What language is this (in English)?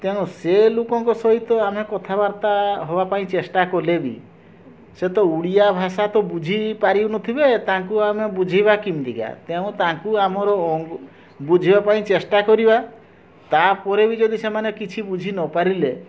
Odia